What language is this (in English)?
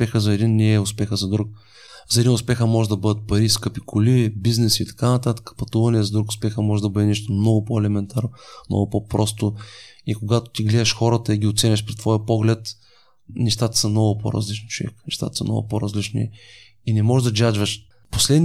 Bulgarian